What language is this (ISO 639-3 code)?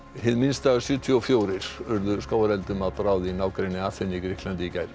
isl